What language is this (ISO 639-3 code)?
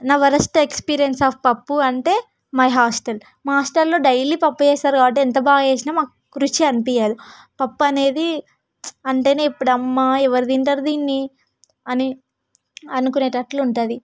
tel